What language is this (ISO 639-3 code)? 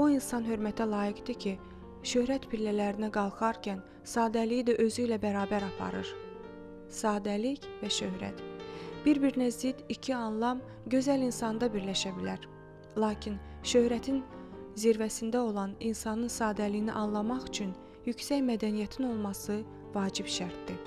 tur